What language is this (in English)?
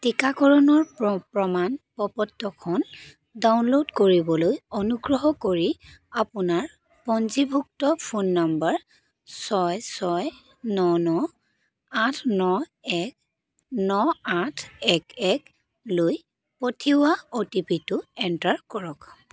Assamese